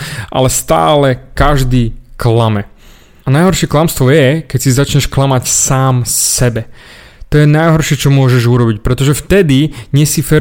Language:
Slovak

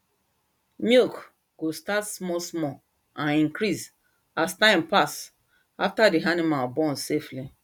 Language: Nigerian Pidgin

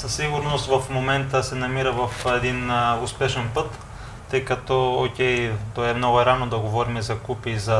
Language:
Bulgarian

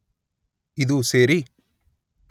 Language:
Kannada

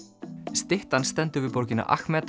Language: Icelandic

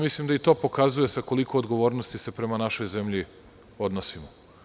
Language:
Serbian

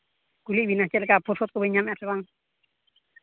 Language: Santali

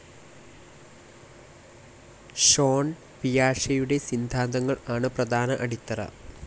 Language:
Malayalam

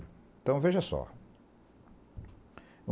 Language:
Portuguese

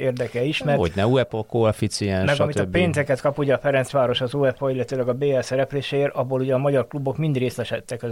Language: Hungarian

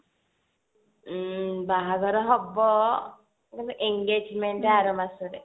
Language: Odia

